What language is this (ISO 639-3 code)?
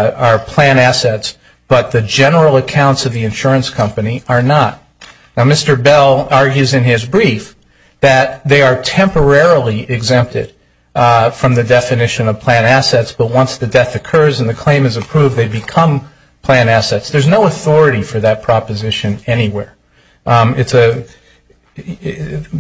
eng